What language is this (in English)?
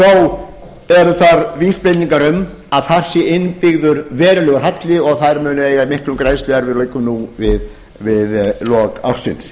Icelandic